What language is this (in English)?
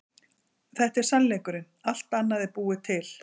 Icelandic